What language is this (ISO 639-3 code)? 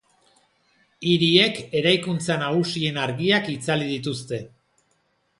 eus